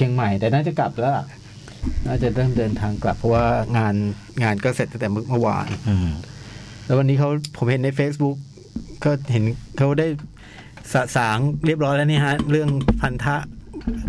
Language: Thai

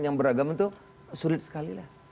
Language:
Indonesian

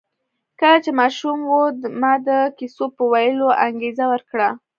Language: Pashto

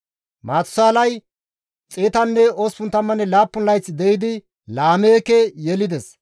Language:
Gamo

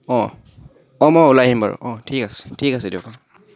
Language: Assamese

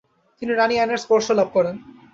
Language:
Bangla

